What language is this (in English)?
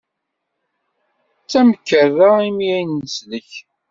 Kabyle